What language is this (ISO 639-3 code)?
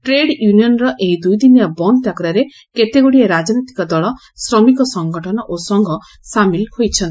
ori